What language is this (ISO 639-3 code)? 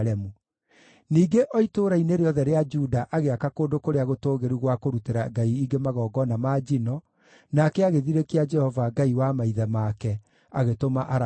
kik